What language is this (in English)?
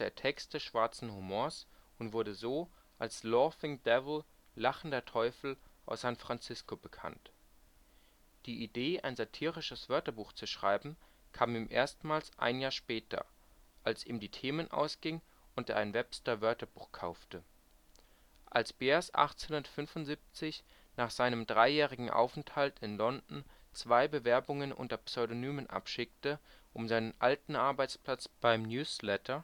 German